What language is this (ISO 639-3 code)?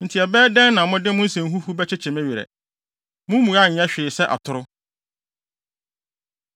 aka